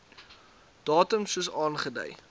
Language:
Afrikaans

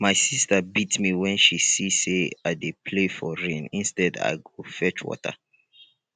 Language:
Nigerian Pidgin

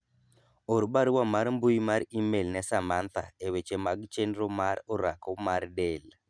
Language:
Luo (Kenya and Tanzania)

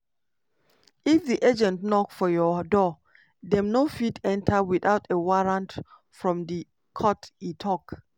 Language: Nigerian Pidgin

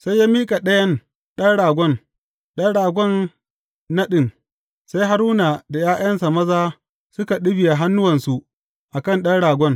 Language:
Hausa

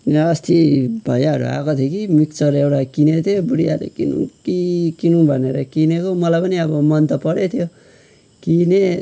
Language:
Nepali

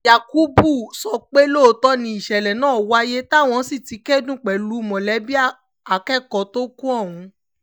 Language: Yoruba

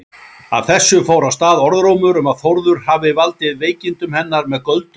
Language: Icelandic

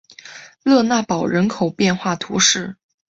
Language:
Chinese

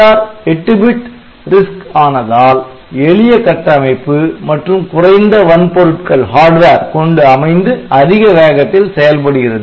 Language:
Tamil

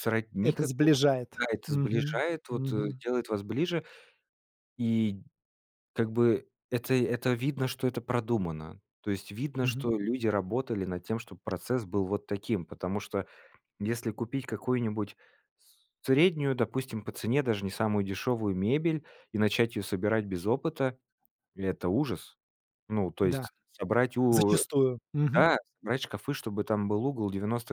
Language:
Russian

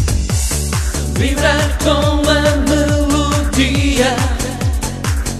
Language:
Lithuanian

